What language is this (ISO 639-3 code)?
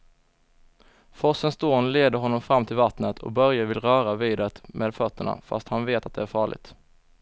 swe